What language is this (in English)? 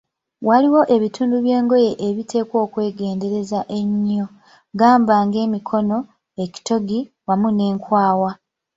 Ganda